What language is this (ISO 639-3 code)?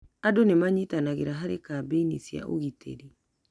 kik